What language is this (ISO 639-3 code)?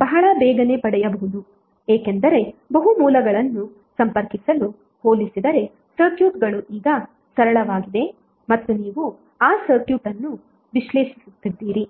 kan